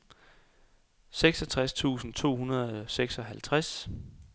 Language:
Danish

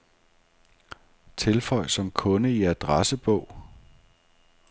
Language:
Danish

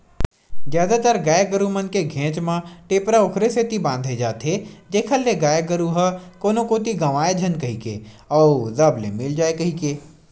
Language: Chhattisgarhi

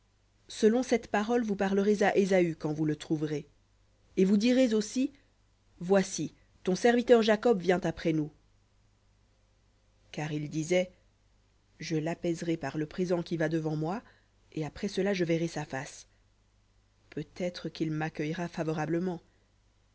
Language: French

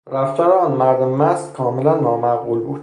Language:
Persian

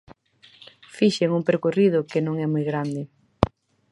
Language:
Galician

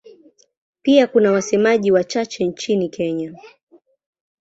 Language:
Swahili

